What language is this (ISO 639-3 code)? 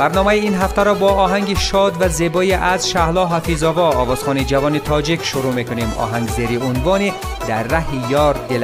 fas